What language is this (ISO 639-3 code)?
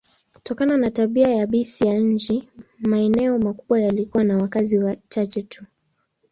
swa